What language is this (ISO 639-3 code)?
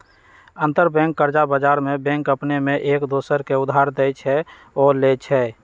mag